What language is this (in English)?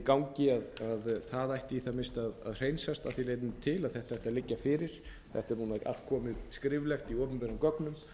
Icelandic